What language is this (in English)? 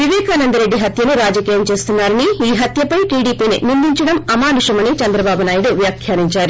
Telugu